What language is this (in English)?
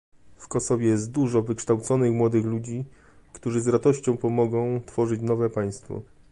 Polish